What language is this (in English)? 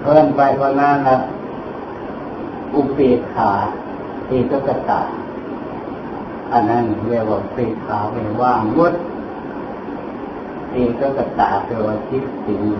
Thai